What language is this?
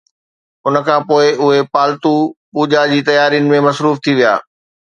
Sindhi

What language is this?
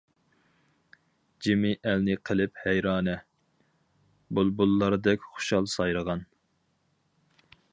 Uyghur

